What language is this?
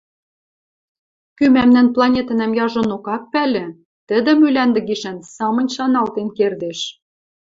Western Mari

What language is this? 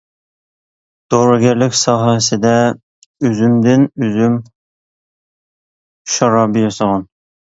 Uyghur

